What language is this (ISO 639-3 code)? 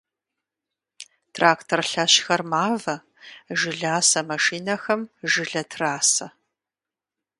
kbd